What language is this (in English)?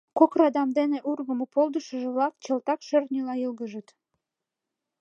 Mari